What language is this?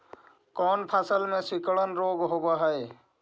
Magahi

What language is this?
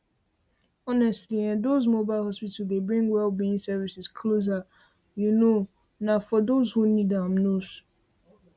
Nigerian Pidgin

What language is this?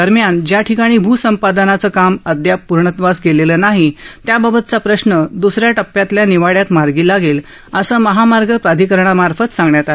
Marathi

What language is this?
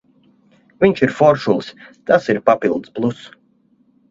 Latvian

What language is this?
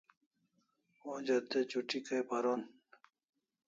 Kalasha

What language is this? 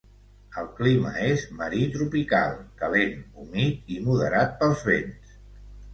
Catalan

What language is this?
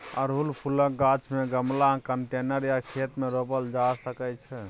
Maithili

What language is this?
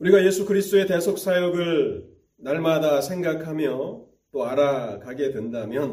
Korean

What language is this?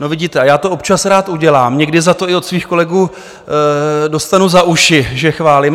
Czech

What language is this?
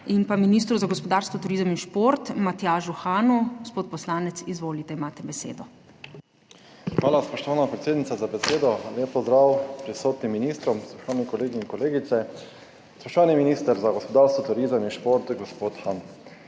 Slovenian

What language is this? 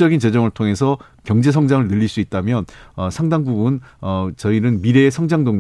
Korean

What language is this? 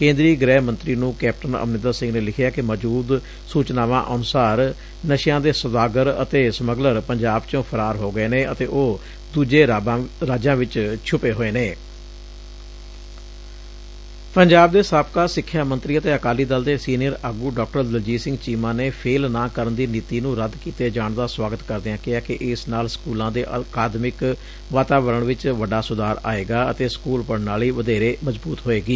Punjabi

